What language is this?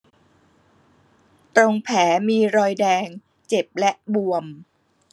Thai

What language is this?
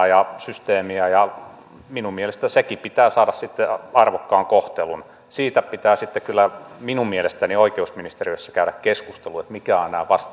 Finnish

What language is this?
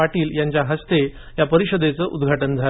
Marathi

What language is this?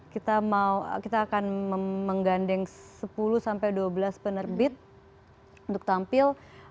Indonesian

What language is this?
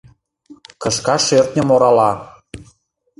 Mari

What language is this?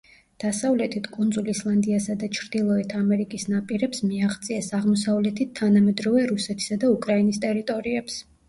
Georgian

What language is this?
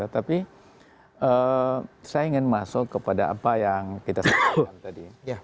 Indonesian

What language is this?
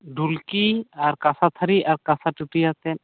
Santali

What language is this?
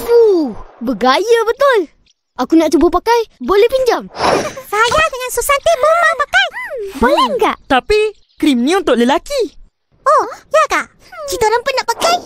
Malay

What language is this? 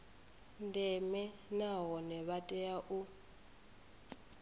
Venda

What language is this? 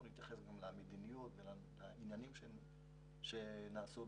Hebrew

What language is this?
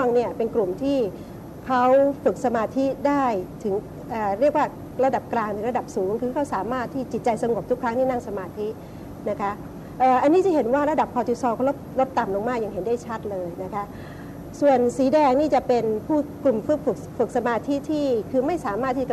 Thai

